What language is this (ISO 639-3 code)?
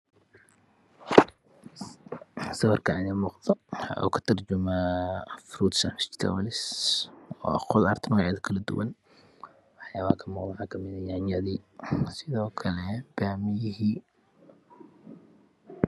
som